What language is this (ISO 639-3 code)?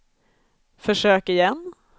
swe